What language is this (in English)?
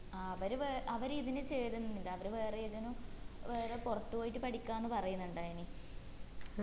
Malayalam